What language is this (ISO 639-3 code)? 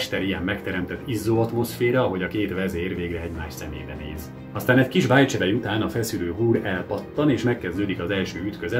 hun